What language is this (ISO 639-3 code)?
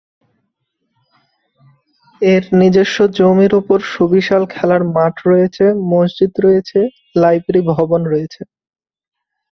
ben